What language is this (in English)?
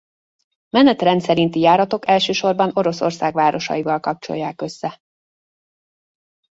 Hungarian